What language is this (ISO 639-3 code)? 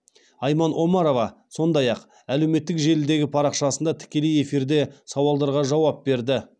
kaz